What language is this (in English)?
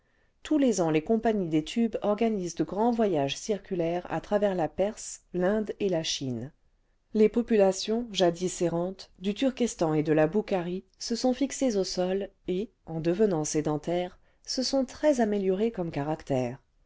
French